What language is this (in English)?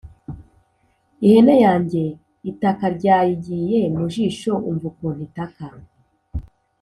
Kinyarwanda